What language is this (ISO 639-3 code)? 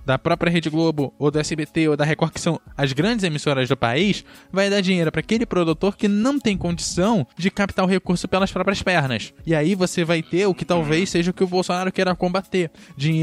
por